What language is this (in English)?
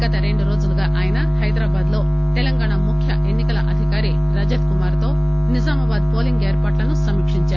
Telugu